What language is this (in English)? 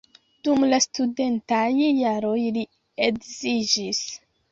Esperanto